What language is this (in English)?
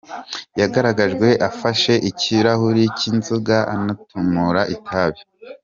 Kinyarwanda